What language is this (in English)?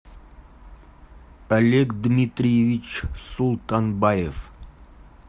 Russian